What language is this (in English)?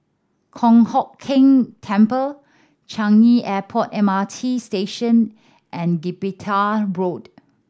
English